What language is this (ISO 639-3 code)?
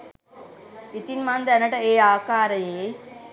sin